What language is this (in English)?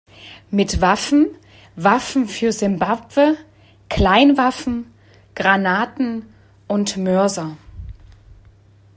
German